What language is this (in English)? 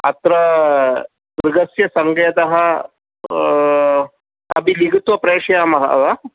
Sanskrit